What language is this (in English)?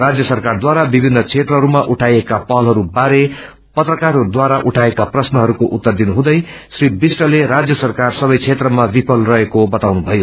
Nepali